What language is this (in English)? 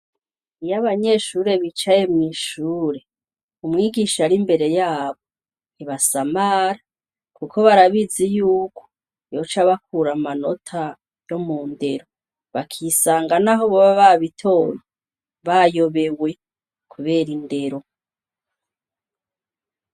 Rundi